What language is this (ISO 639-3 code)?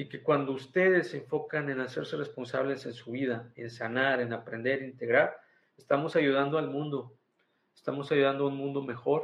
spa